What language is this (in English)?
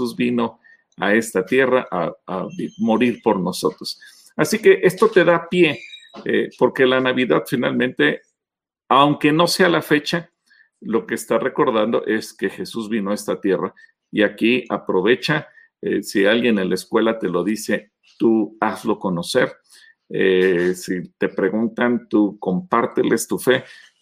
Spanish